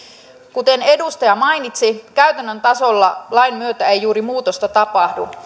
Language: Finnish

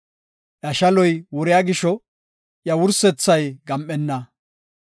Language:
Gofa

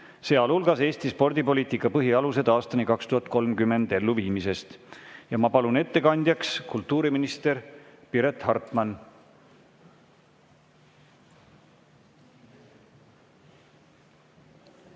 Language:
Estonian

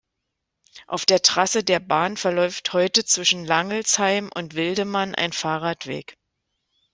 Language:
German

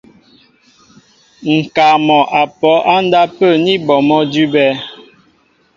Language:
Mbo (Cameroon)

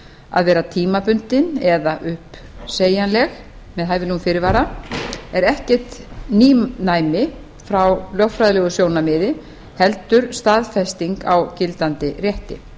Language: Icelandic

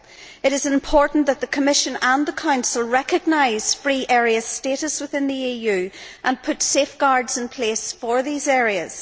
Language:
English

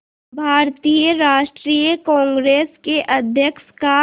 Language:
Hindi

